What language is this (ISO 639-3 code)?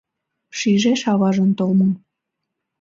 chm